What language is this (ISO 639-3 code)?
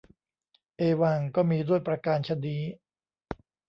tha